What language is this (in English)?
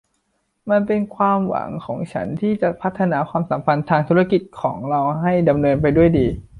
Thai